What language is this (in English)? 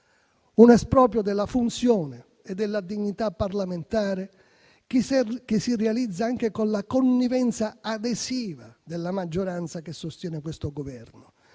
Italian